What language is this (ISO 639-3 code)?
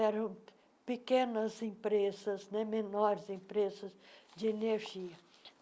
por